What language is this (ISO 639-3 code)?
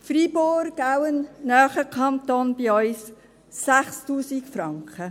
gsw